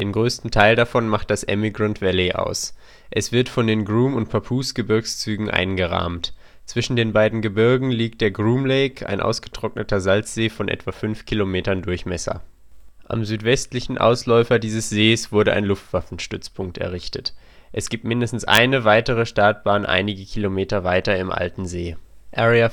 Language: German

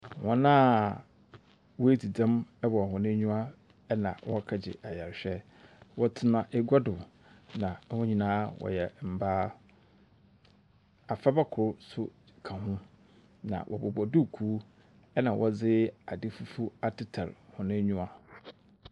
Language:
Akan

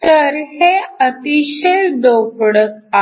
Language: Marathi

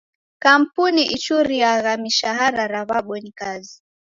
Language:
Taita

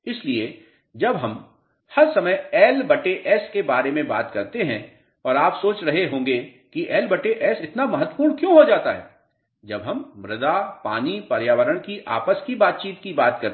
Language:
Hindi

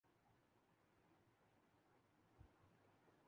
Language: Urdu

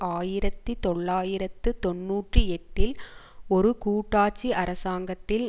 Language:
Tamil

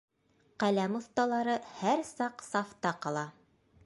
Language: Bashkir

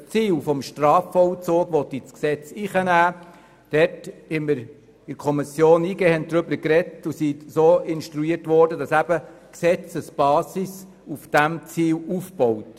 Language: Swiss German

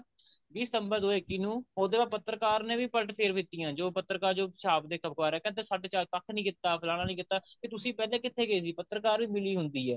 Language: Punjabi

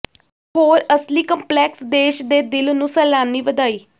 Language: Punjabi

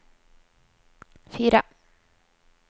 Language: Norwegian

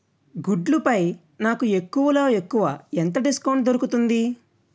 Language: Telugu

